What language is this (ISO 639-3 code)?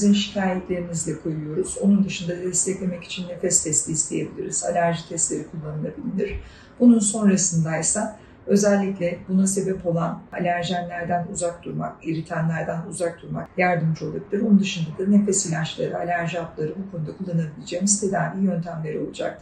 tur